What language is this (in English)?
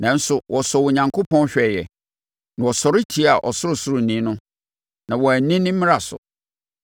Akan